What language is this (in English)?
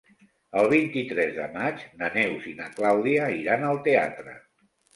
Catalan